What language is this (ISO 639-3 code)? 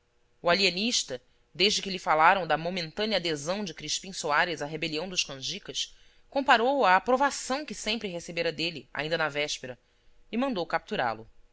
por